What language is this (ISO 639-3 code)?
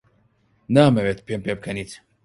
ckb